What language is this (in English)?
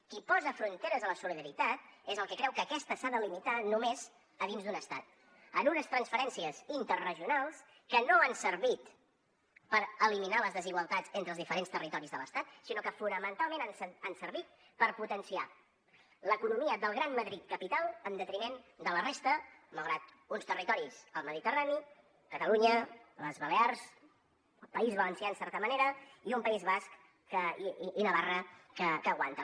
Catalan